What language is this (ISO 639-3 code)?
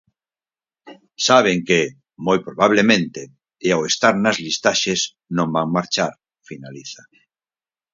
glg